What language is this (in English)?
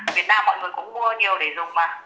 Vietnamese